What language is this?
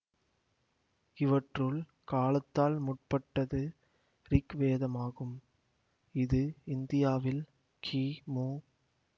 Tamil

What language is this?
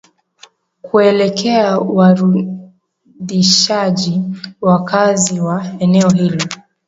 Swahili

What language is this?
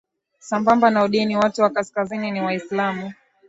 Swahili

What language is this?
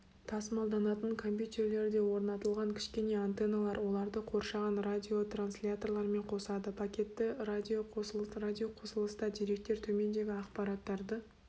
Kazakh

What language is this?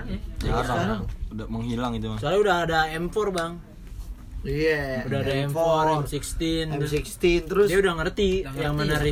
Indonesian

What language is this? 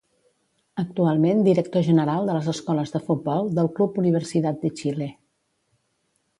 Catalan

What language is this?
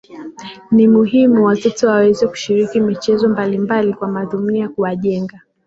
Swahili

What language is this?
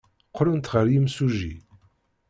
Kabyle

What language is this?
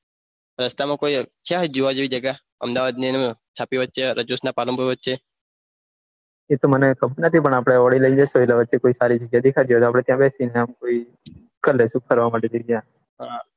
Gujarati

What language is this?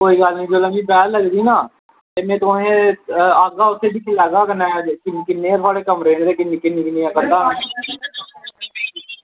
Dogri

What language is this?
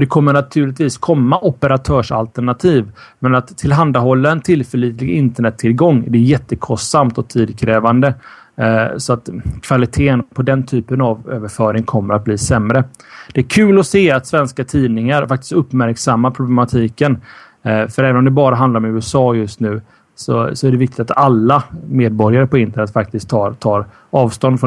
Swedish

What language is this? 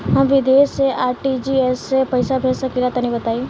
Bhojpuri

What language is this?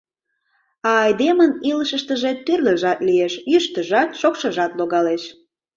Mari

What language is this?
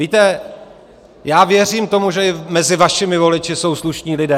Czech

